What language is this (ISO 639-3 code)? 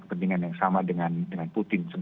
ind